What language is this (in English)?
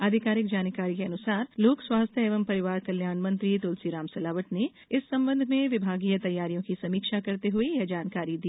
Hindi